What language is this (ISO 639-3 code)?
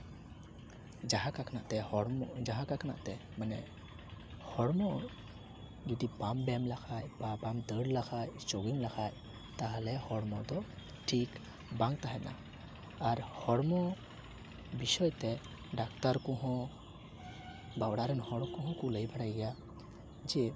sat